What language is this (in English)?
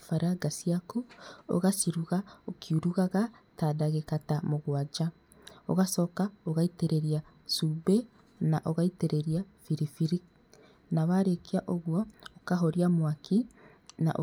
Kikuyu